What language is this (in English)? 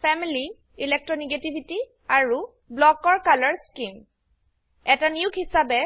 Assamese